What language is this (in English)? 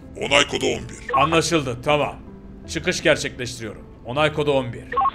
Turkish